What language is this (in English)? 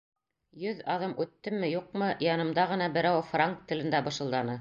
Bashkir